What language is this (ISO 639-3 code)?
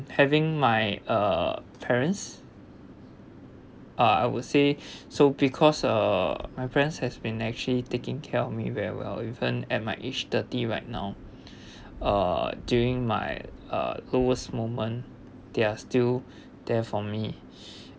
eng